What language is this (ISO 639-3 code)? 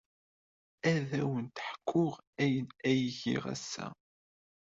kab